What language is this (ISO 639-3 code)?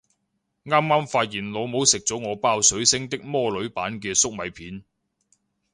yue